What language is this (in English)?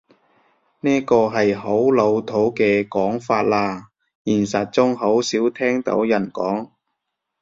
Cantonese